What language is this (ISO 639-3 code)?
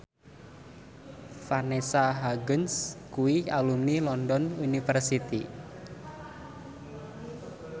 jav